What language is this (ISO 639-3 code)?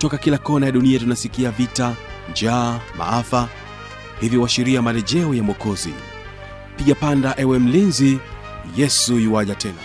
swa